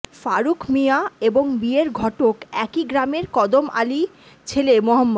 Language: Bangla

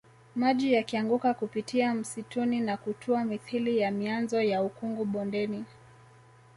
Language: Swahili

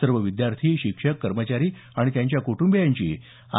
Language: Marathi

